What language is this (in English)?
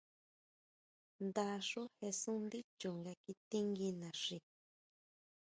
Huautla Mazatec